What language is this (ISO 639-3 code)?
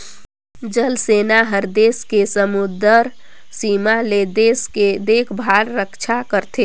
hne